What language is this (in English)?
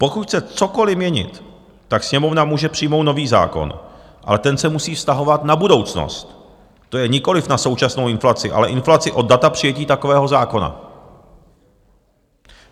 Czech